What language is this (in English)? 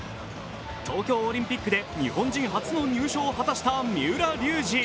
Japanese